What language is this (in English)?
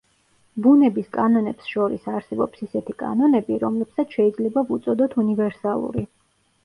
Georgian